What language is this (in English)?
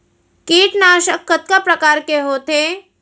Chhattisgarhi